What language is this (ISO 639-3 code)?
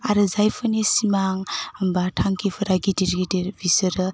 brx